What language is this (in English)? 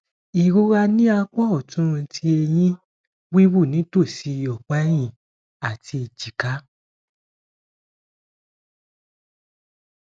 Yoruba